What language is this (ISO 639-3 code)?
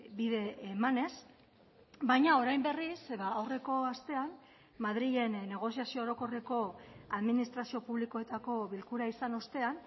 eus